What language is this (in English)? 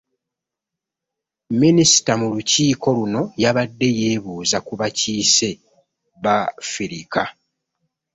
Ganda